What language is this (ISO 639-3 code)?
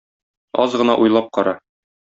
tat